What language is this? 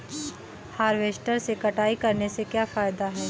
Hindi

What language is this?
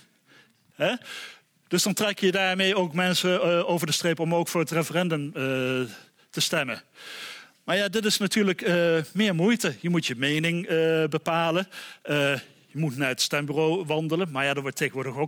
Dutch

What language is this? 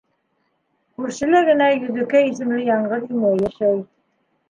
Bashkir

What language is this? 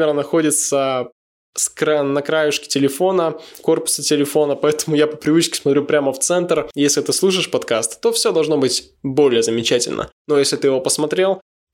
Russian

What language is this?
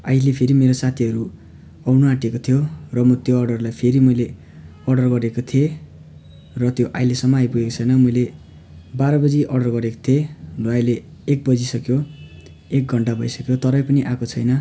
Nepali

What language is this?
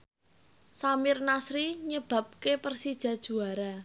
Javanese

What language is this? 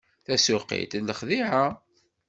Kabyle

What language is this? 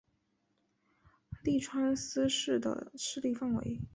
Chinese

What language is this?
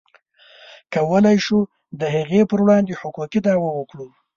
Pashto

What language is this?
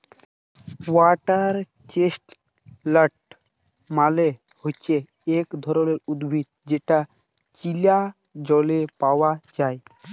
Bangla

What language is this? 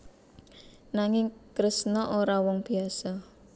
Javanese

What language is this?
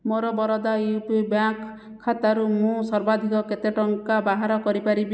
Odia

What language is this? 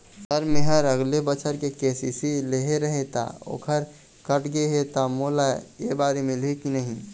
Chhattisgarhi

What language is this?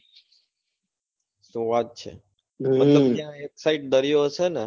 Gujarati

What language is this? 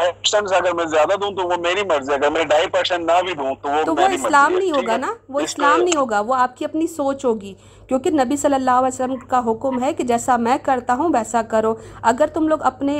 Urdu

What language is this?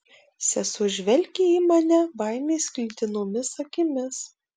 Lithuanian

